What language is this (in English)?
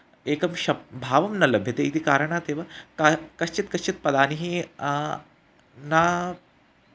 Sanskrit